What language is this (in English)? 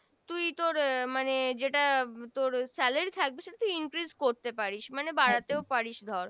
Bangla